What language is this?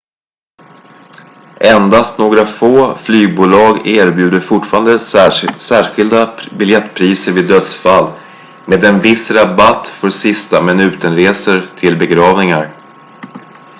Swedish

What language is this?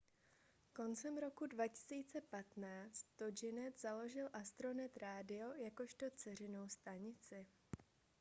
Czech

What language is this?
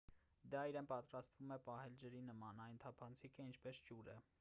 Armenian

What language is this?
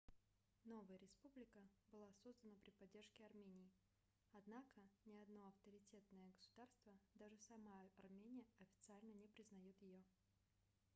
Russian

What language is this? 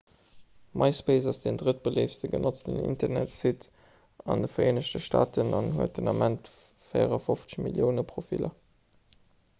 Luxembourgish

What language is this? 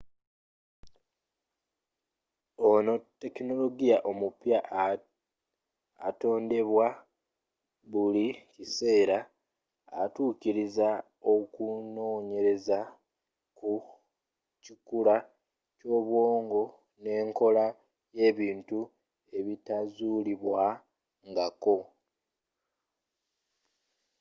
Ganda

